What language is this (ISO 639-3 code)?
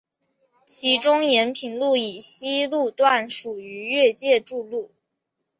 zho